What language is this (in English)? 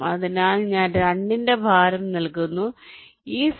Malayalam